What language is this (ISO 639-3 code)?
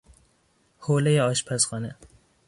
fas